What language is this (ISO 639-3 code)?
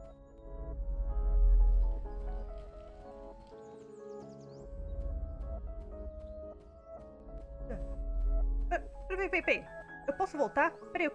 por